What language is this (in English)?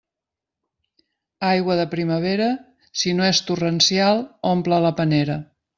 Catalan